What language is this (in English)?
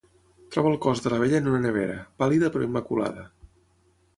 Catalan